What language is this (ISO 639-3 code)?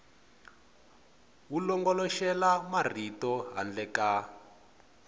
tso